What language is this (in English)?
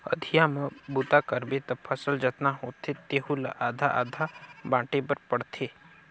Chhattisgarhi